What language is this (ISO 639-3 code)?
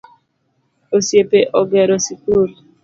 luo